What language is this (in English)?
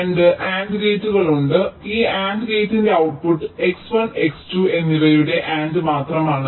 Malayalam